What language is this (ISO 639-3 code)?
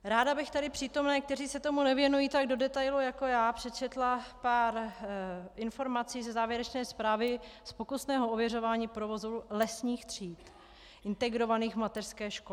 ces